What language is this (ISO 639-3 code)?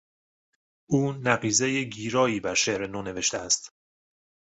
fas